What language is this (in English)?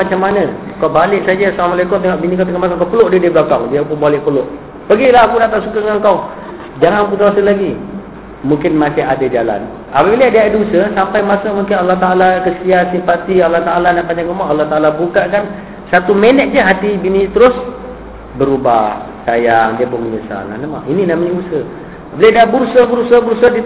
Malay